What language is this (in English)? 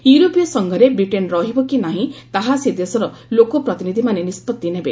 Odia